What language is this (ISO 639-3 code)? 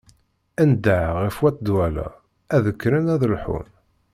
kab